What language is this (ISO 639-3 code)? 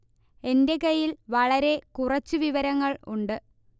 mal